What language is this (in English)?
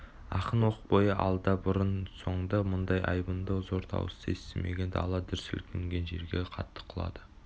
Kazakh